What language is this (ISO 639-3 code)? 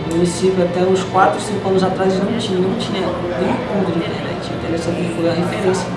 por